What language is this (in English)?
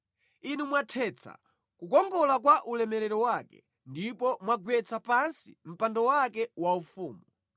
Nyanja